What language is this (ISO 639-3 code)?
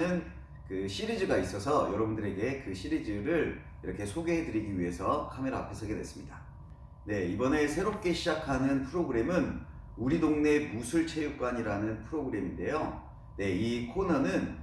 kor